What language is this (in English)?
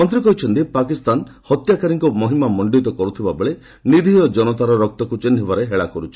Odia